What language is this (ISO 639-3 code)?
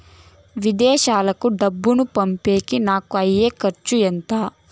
tel